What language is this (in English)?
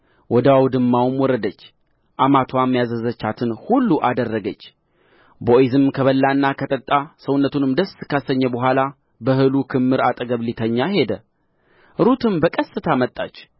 Amharic